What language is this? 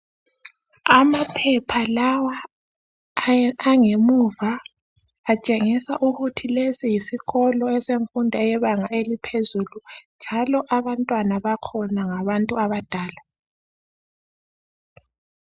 North Ndebele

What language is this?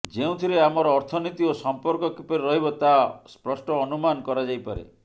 Odia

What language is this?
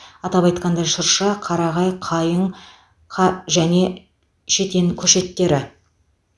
Kazakh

